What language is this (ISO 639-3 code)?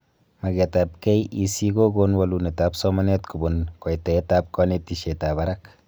kln